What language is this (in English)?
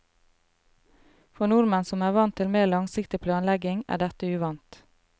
Norwegian